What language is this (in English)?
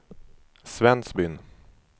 Swedish